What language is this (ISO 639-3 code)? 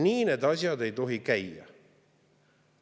est